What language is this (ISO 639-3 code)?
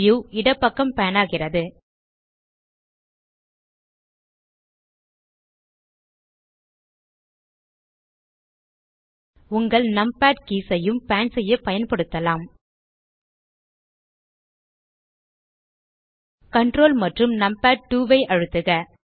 tam